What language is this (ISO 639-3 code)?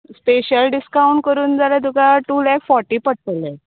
kok